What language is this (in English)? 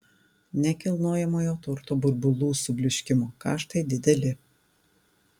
Lithuanian